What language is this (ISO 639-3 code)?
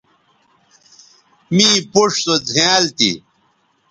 btv